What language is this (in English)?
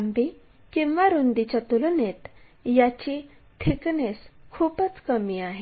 Marathi